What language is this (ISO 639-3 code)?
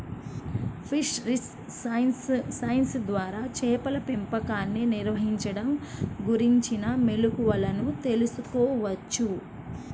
tel